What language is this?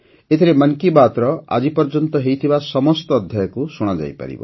Odia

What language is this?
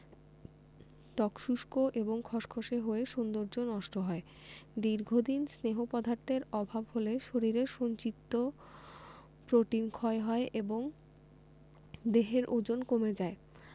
Bangla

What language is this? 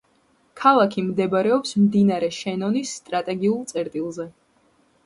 Georgian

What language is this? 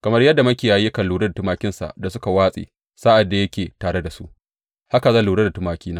Hausa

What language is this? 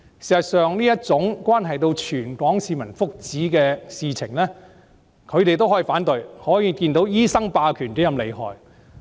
Cantonese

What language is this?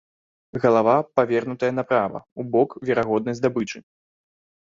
Belarusian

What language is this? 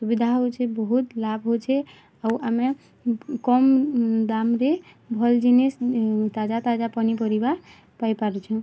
Odia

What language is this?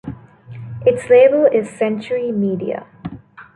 English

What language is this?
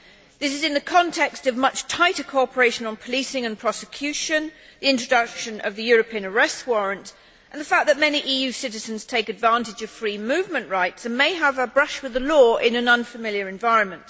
English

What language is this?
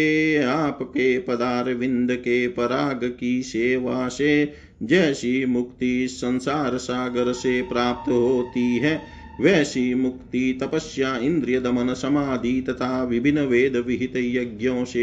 Hindi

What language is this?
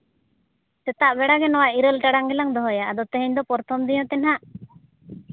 Santali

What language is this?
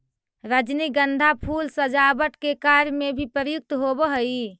Magahi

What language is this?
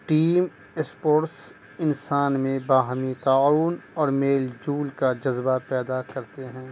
Urdu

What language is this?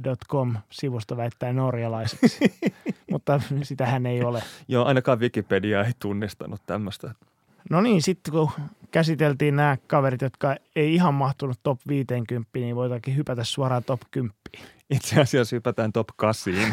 Finnish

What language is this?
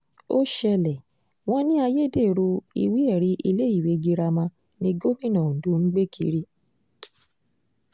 Yoruba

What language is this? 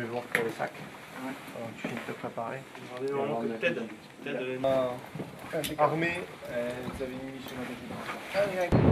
French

